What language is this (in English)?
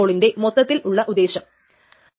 Malayalam